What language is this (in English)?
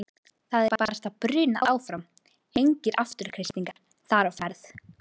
Icelandic